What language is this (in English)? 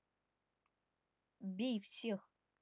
Russian